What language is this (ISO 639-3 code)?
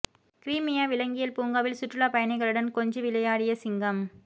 tam